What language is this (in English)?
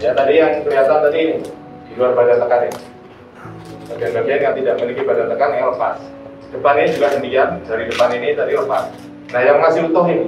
Indonesian